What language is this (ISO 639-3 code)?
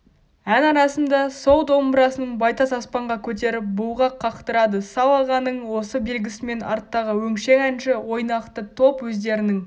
kaz